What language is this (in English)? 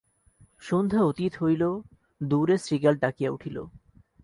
Bangla